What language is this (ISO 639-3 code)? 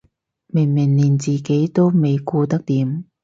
yue